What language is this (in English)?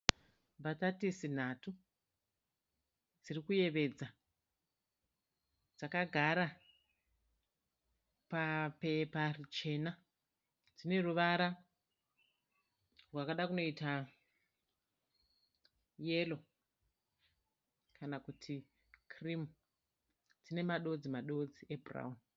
Shona